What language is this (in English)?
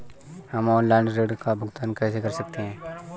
Hindi